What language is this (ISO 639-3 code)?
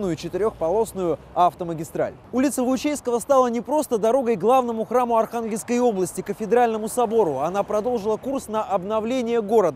rus